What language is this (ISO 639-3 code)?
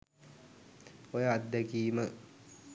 sin